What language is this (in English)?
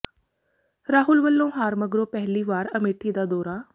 Punjabi